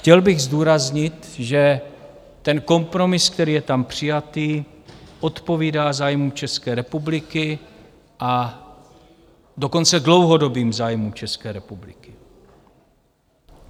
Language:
Czech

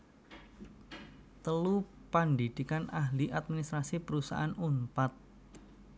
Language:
Javanese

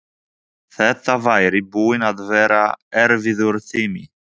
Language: Icelandic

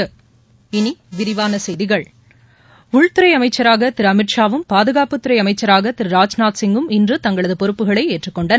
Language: Tamil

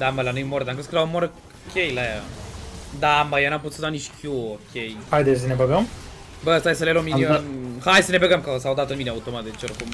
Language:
Romanian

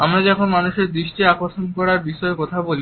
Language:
Bangla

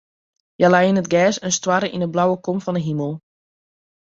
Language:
Western Frisian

